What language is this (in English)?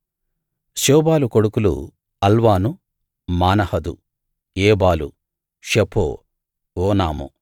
Telugu